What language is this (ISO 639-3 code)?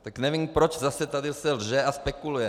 ces